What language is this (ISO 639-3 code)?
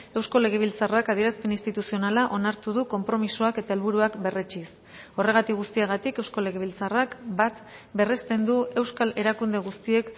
eus